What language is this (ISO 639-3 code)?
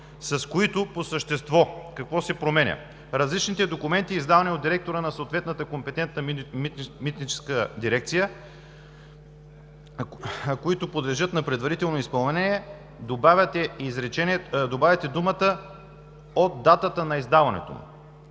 bul